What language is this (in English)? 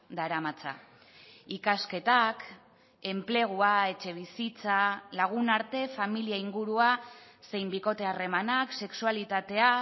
Basque